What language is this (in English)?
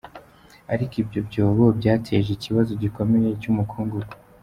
Kinyarwanda